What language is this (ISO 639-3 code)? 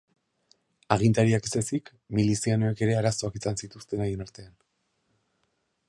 eus